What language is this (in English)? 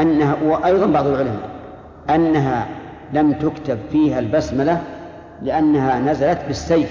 Arabic